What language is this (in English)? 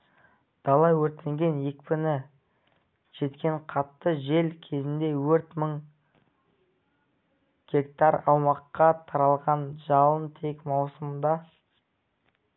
Kazakh